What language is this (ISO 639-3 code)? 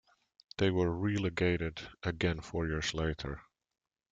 eng